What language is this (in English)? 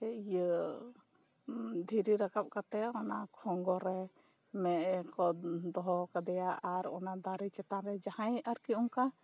Santali